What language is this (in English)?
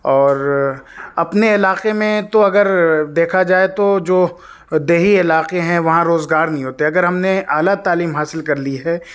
Urdu